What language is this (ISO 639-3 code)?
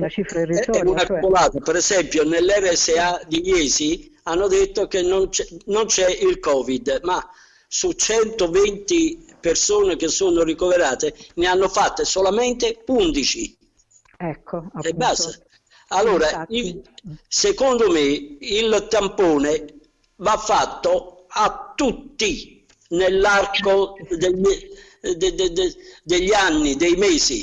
ita